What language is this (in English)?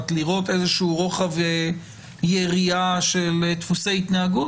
Hebrew